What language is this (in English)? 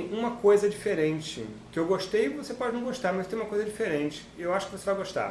Portuguese